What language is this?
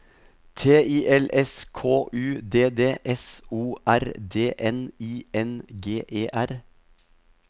Norwegian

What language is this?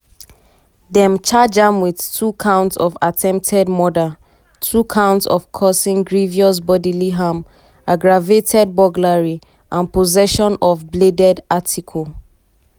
Nigerian Pidgin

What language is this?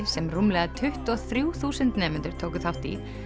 Icelandic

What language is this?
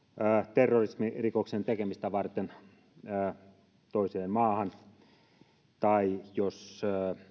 Finnish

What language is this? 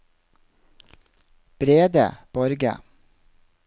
Norwegian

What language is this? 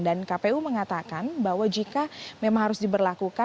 Indonesian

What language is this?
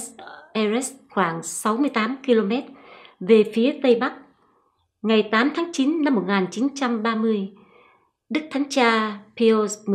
Vietnamese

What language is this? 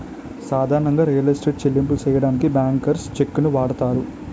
Telugu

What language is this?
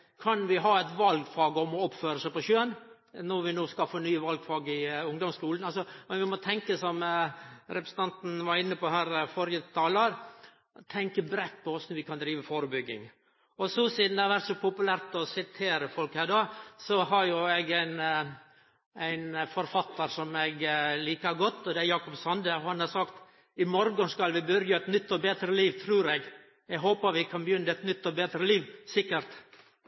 Norwegian Nynorsk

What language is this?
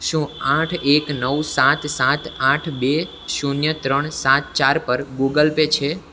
Gujarati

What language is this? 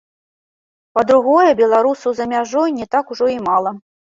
Belarusian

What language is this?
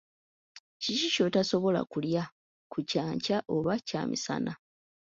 Ganda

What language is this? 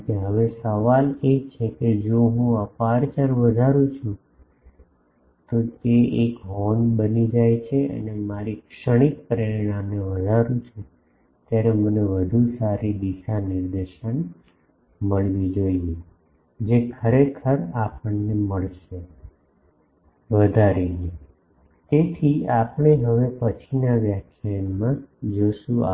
Gujarati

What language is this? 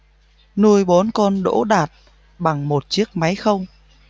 Vietnamese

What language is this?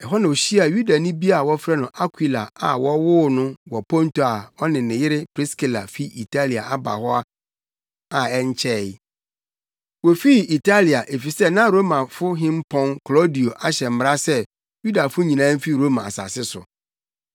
Akan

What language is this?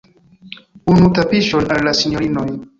Esperanto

